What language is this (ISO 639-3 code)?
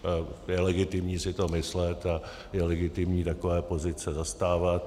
ces